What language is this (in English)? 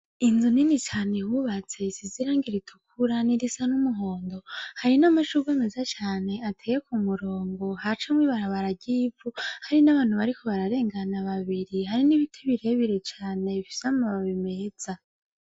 Rundi